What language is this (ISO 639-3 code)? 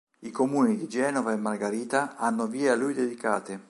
ita